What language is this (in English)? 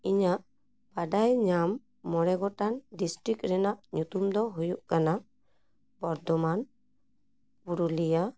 Santali